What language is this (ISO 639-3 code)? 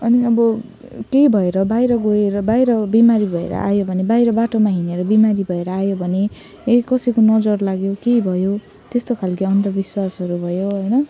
nep